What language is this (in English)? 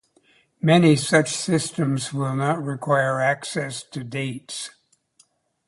English